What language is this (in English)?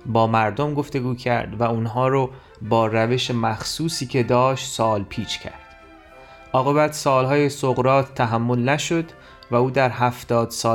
Persian